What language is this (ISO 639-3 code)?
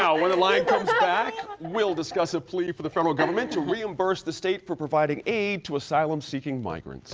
eng